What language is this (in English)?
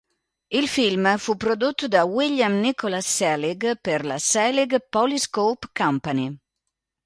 Italian